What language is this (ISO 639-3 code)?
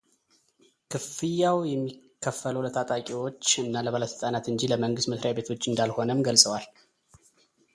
amh